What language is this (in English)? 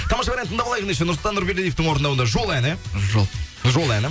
Kazakh